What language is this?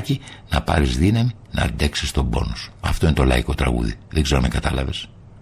Greek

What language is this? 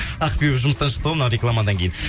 Kazakh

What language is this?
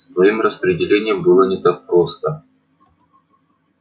Russian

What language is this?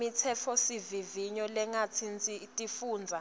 Swati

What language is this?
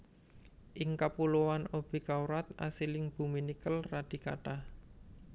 Javanese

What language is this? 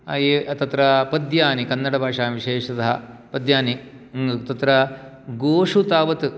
Sanskrit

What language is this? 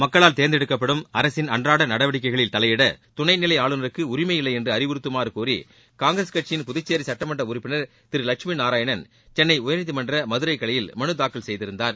Tamil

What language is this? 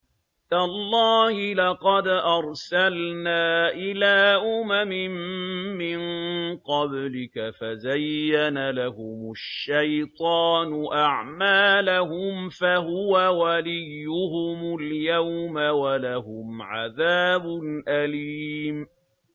Arabic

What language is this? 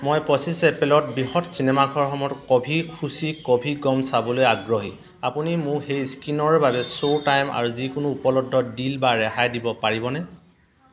Assamese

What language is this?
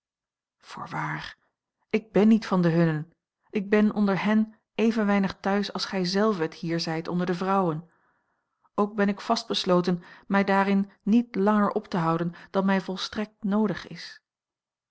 Dutch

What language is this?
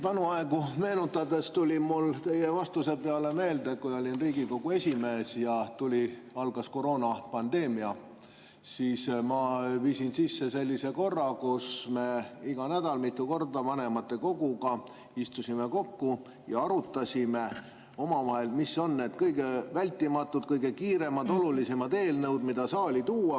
Estonian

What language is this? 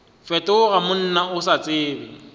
Northern Sotho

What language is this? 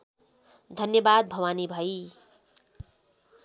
Nepali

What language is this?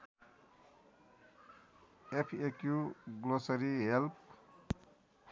Nepali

